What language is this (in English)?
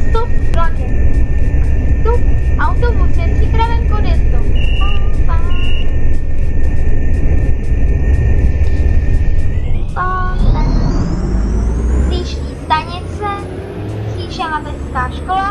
Czech